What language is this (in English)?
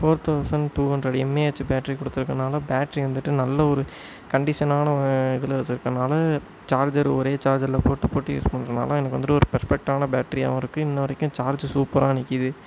Tamil